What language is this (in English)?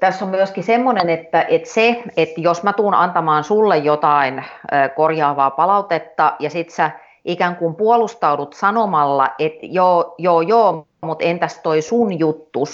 Finnish